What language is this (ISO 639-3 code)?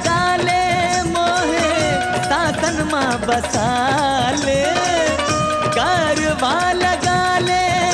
hin